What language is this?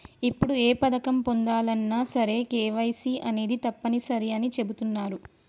Telugu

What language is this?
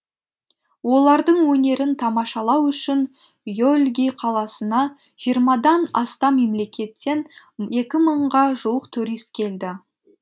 Kazakh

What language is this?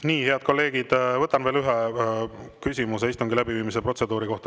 Estonian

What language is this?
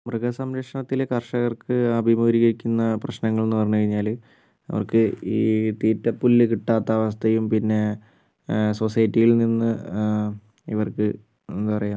Malayalam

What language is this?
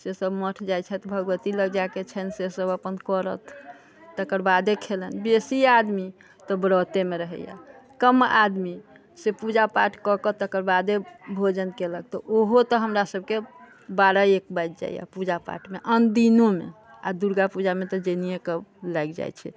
Maithili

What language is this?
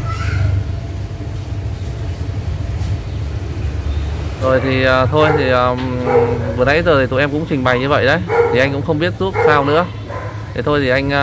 Vietnamese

